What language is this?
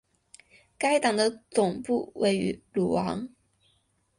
Chinese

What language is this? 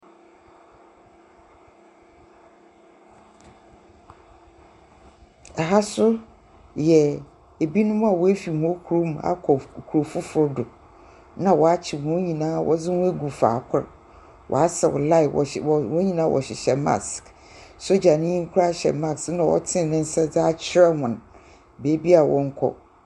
Akan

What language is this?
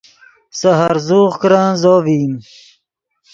Yidgha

